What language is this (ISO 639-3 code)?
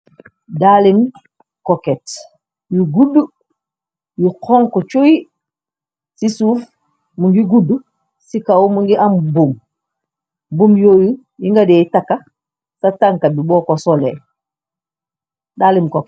wol